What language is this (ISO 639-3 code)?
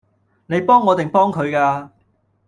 yue